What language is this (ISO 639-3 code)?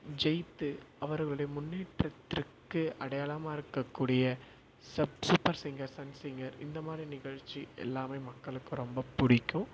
tam